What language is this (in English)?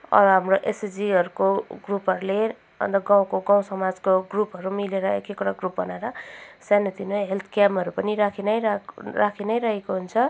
Nepali